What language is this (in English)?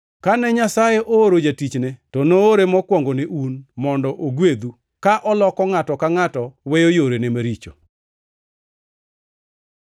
Luo (Kenya and Tanzania)